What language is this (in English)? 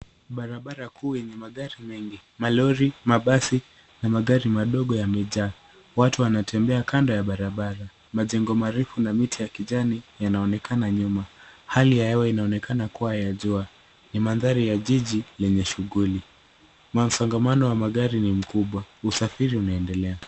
Swahili